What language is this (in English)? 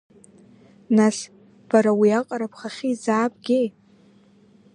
Abkhazian